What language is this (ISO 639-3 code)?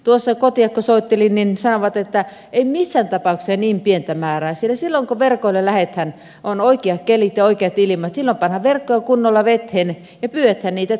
fin